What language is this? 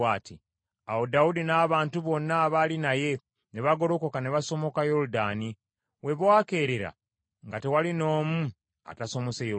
Ganda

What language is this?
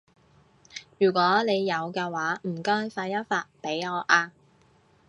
Cantonese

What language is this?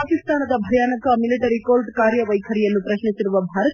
Kannada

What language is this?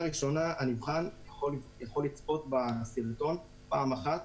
Hebrew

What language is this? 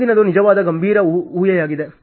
Kannada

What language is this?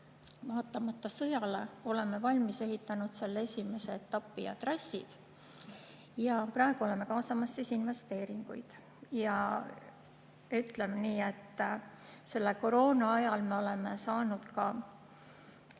Estonian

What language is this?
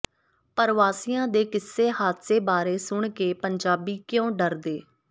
Punjabi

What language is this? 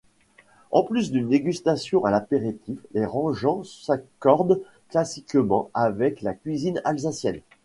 French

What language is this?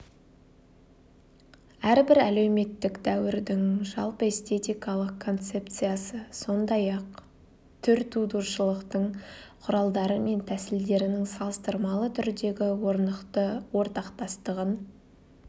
Kazakh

